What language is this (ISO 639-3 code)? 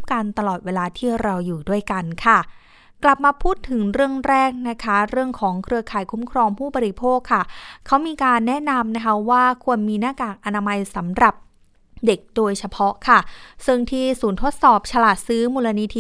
tha